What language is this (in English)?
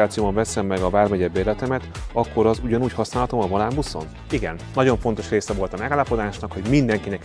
Hungarian